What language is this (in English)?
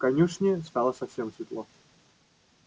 Russian